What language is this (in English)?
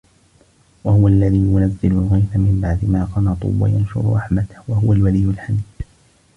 Arabic